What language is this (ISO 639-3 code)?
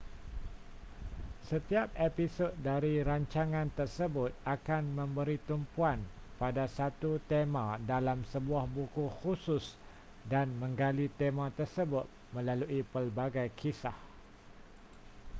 msa